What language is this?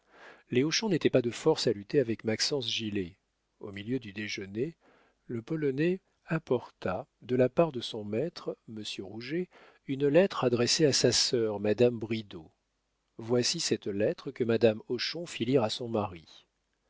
French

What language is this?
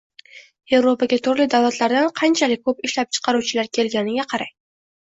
Uzbek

